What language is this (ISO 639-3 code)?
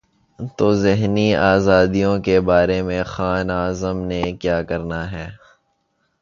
urd